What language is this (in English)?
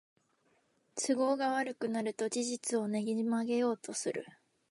Japanese